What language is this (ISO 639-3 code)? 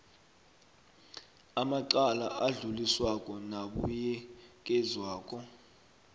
nbl